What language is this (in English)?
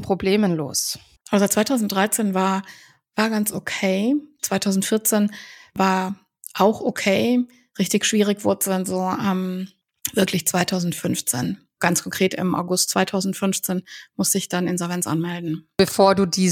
German